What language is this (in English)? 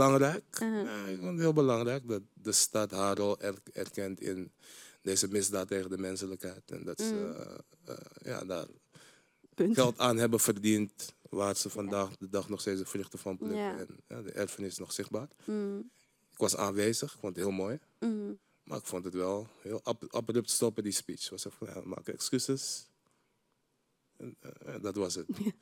Dutch